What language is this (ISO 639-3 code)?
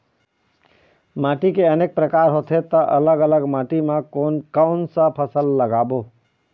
hne